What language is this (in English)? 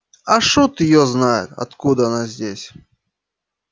Russian